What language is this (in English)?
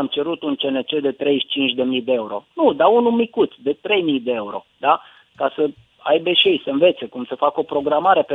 Romanian